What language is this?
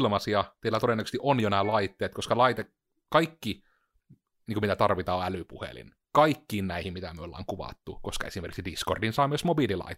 Finnish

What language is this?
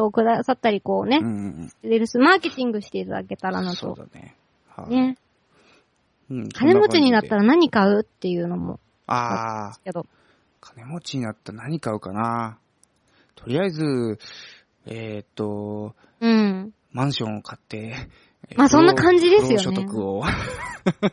Japanese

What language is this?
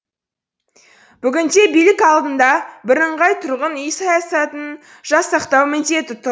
Kazakh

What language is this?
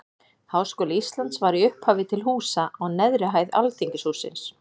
Icelandic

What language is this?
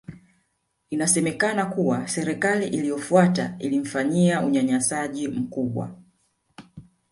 Swahili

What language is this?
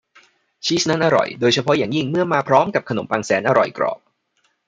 Thai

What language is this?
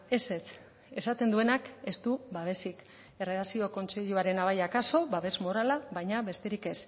Basque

